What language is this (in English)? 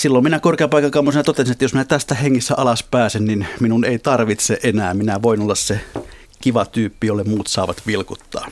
Finnish